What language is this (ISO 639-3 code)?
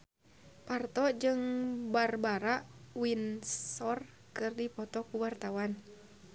sun